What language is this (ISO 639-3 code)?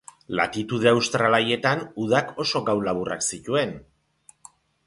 eus